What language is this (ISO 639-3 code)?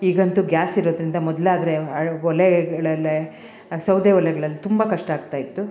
kan